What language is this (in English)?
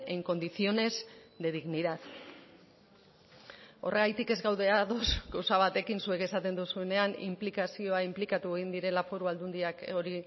Basque